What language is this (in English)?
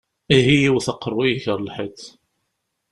Kabyle